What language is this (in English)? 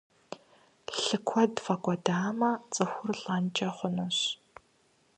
Kabardian